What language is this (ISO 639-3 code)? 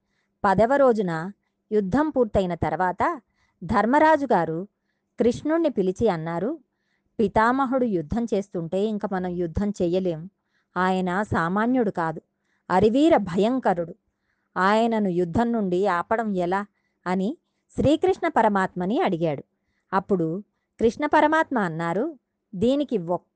tel